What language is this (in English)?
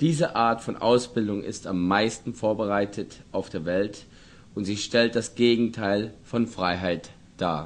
German